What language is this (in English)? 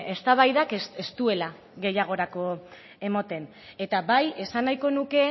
Basque